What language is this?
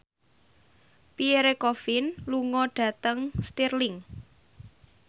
Javanese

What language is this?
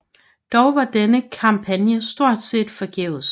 Danish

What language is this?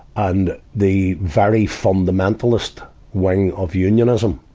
English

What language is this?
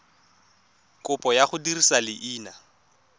Tswana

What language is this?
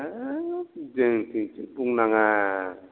Bodo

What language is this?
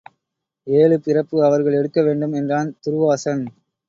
Tamil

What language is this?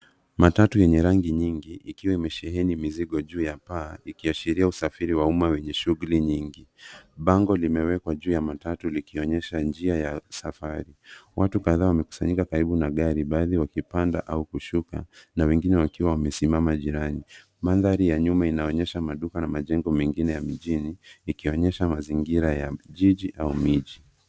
Swahili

